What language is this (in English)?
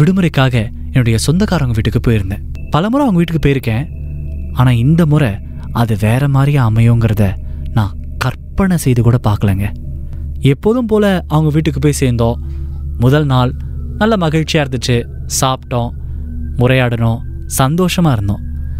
Tamil